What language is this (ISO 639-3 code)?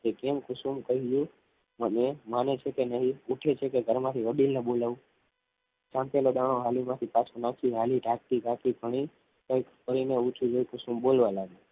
guj